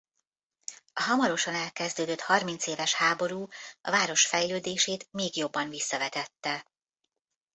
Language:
Hungarian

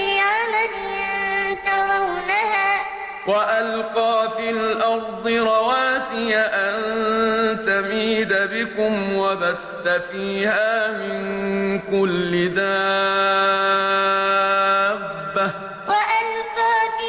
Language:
Arabic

